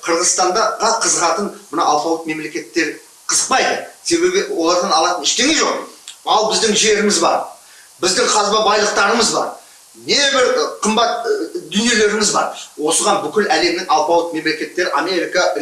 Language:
Kazakh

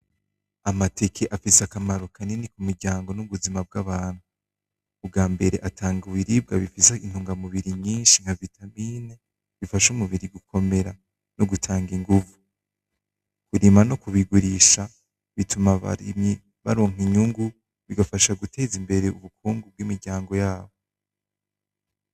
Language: Rundi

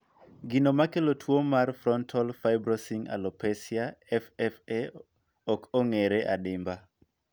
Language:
Luo (Kenya and Tanzania)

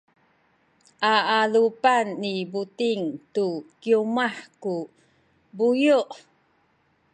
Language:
Sakizaya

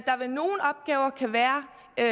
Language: Danish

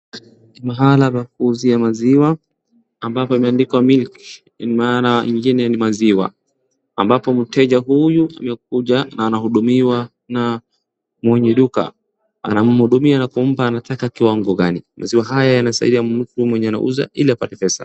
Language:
Swahili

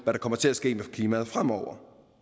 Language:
Danish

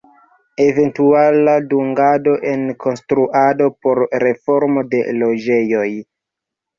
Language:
Esperanto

